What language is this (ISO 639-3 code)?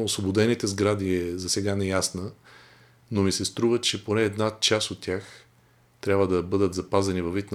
bul